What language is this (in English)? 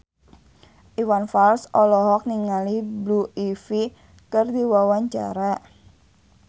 Sundanese